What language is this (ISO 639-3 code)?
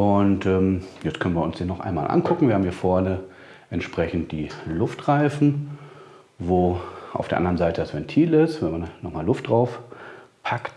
deu